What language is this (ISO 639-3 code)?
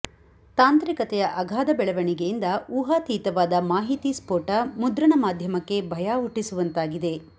kan